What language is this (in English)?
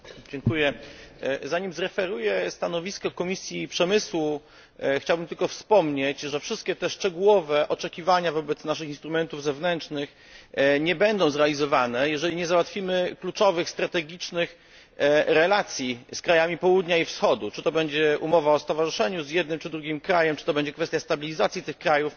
Polish